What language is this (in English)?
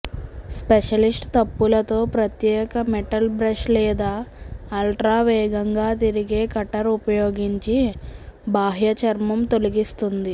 Telugu